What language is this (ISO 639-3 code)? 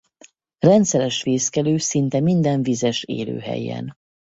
hun